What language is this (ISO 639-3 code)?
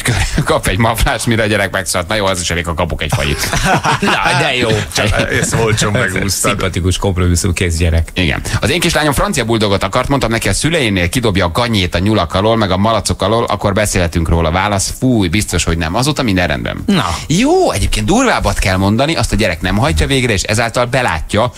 hun